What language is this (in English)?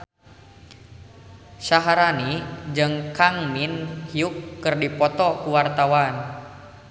Sundanese